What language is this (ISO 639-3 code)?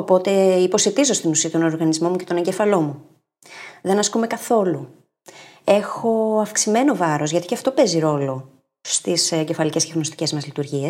ell